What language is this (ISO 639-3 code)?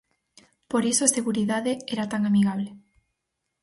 glg